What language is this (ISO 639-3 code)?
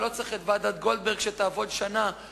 heb